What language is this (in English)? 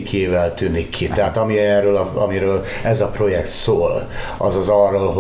Hungarian